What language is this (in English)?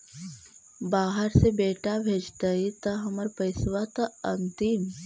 Magahi